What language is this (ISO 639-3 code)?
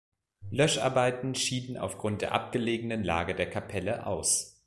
deu